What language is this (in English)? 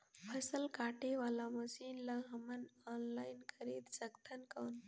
Chhattisgarhi